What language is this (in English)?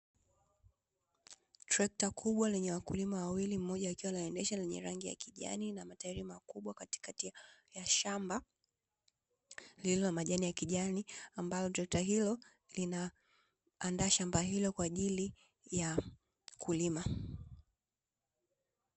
Swahili